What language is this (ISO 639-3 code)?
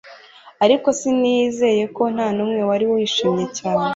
kin